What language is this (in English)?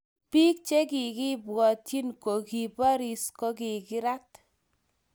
Kalenjin